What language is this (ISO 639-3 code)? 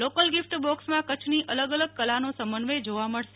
guj